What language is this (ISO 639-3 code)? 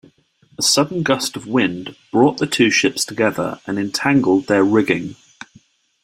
eng